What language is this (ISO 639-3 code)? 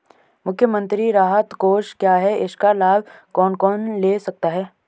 hin